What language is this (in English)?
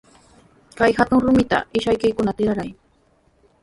Sihuas Ancash Quechua